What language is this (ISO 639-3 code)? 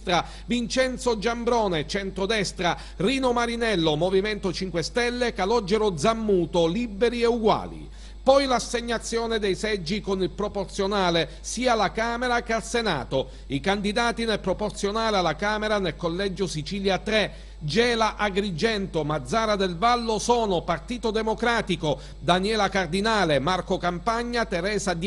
ita